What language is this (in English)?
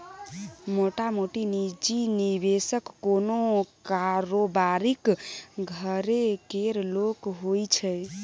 Maithili